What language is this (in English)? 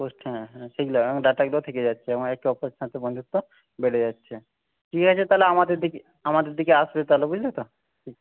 Bangla